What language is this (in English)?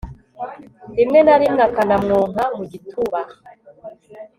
Kinyarwanda